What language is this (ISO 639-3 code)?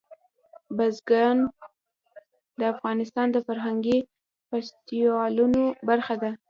pus